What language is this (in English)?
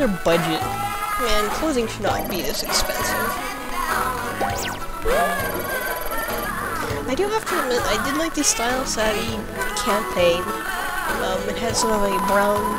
English